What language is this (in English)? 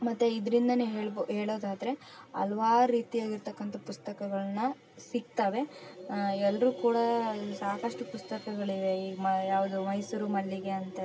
Kannada